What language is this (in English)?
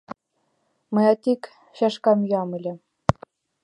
Mari